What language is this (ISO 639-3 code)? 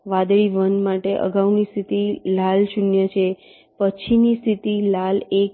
guj